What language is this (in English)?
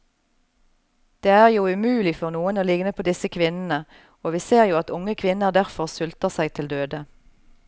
Norwegian